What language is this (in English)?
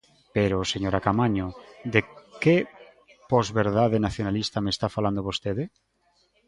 Galician